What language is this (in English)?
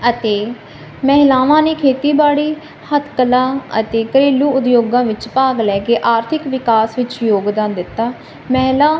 Punjabi